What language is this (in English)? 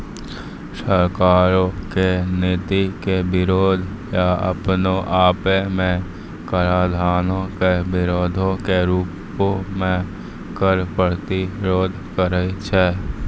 Maithili